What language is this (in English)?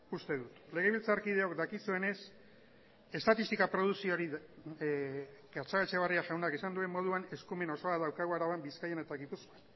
Basque